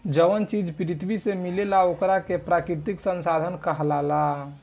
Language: Bhojpuri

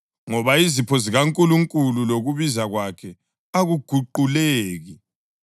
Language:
North Ndebele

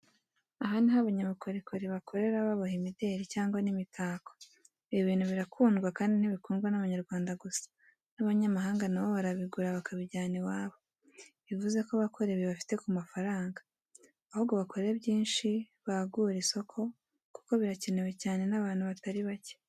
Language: Kinyarwanda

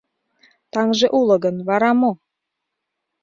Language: Mari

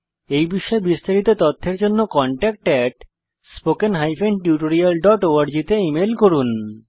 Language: Bangla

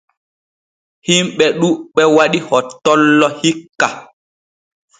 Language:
Borgu Fulfulde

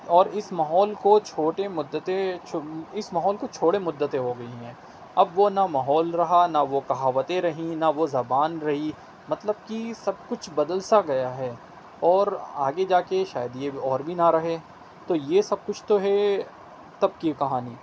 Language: Urdu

